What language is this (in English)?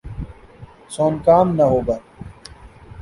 Urdu